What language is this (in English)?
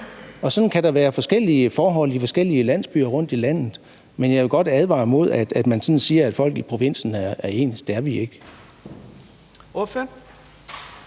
Danish